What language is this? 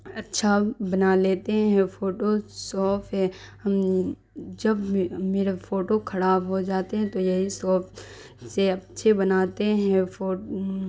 Urdu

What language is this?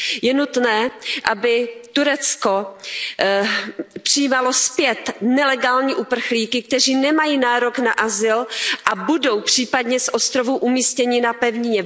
Czech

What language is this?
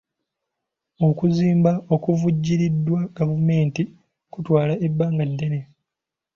Ganda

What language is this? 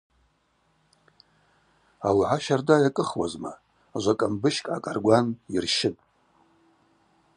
Abaza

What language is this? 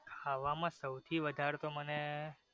Gujarati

